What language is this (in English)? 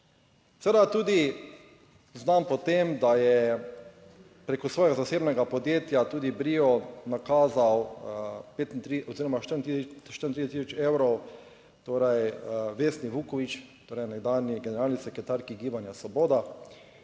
Slovenian